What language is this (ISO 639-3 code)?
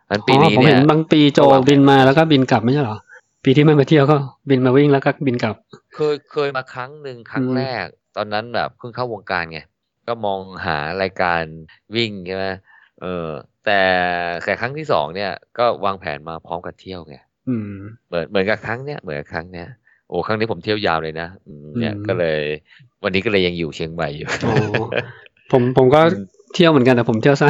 tha